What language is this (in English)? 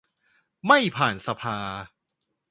Thai